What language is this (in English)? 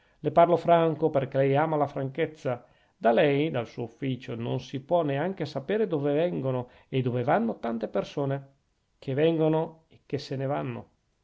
Italian